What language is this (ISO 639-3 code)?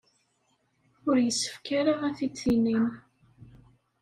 kab